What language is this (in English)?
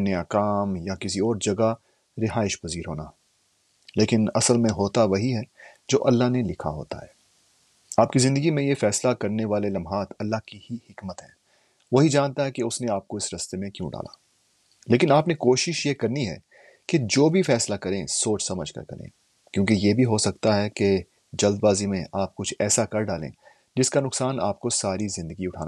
Urdu